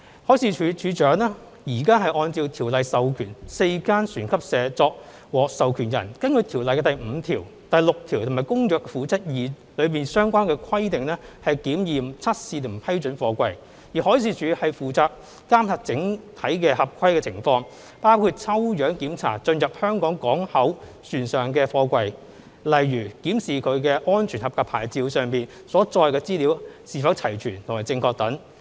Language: Cantonese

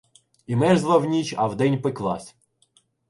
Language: Ukrainian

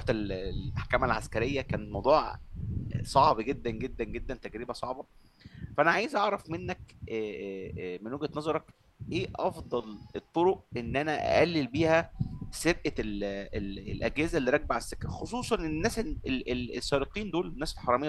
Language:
Arabic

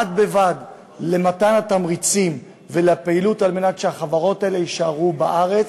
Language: Hebrew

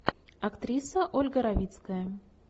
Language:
Russian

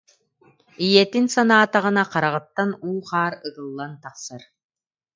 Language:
Yakut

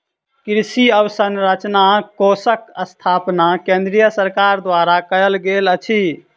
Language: Maithili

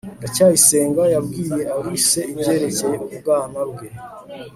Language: Kinyarwanda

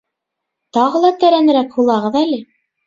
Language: Bashkir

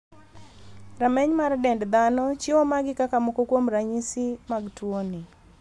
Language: Luo (Kenya and Tanzania)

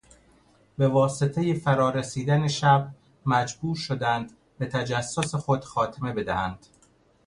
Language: Persian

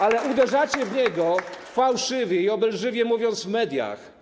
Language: Polish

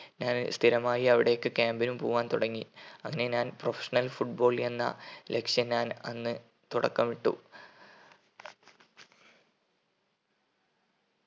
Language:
Malayalam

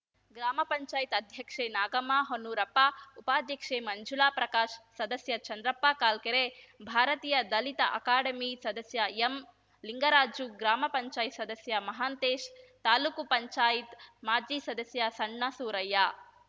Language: Kannada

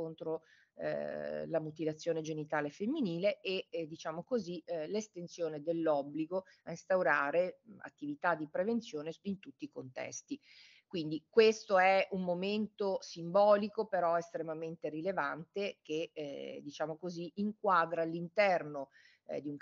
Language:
Italian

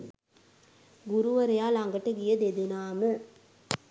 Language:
Sinhala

